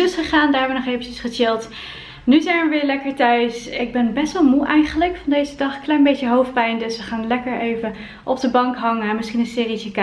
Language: Dutch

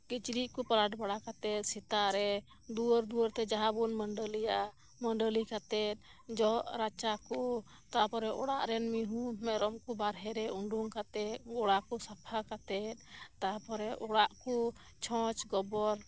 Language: Santali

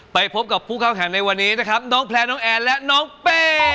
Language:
Thai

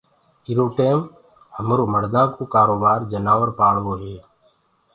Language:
Gurgula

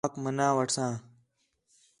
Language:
Khetrani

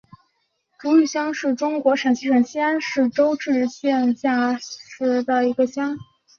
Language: Chinese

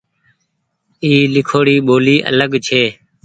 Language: Goaria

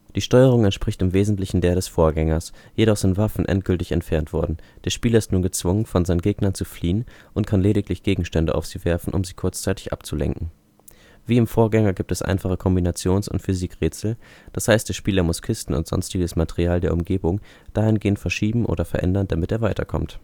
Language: German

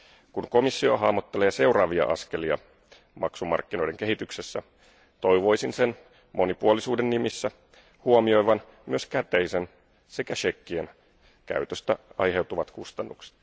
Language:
Finnish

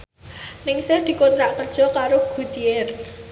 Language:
Javanese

